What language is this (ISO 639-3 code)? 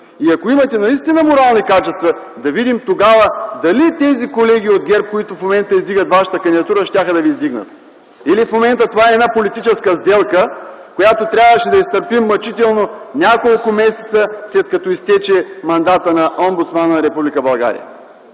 bul